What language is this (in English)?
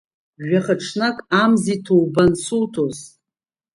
Abkhazian